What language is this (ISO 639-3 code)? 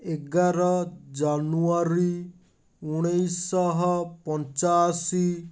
ori